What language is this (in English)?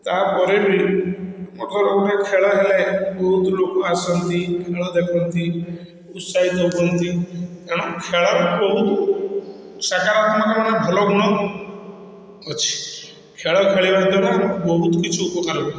Odia